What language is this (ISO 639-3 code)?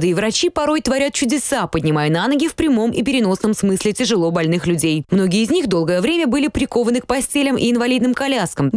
rus